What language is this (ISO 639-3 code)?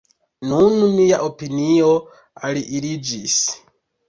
epo